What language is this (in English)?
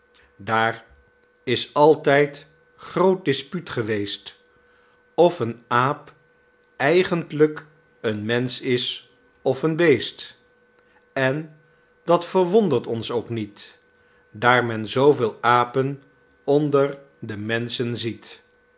Dutch